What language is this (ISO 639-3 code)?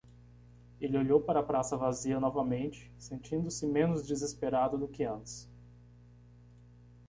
por